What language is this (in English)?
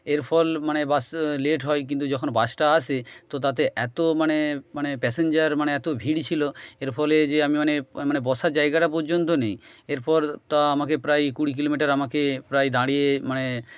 Bangla